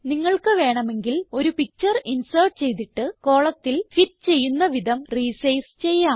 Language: Malayalam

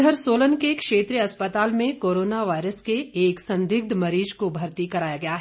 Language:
Hindi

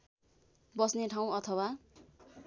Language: Nepali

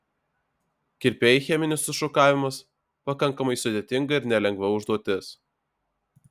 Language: Lithuanian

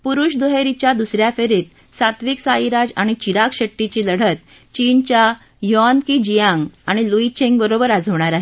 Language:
Marathi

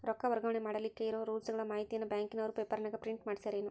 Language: Kannada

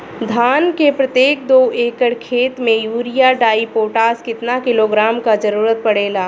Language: Bhojpuri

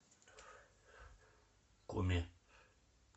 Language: Russian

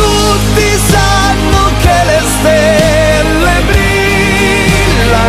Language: Italian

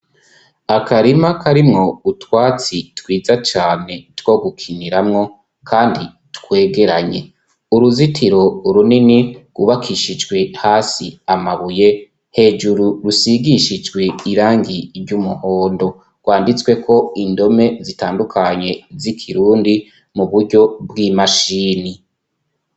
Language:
Rundi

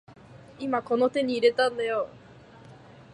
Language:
Japanese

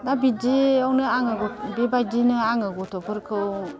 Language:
Bodo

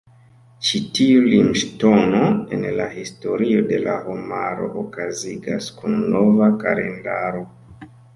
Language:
Esperanto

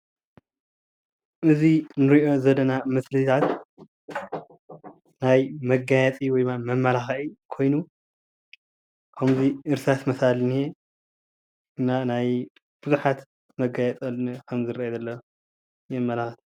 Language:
Tigrinya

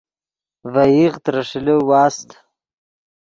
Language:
Yidgha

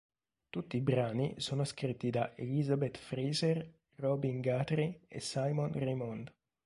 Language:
Italian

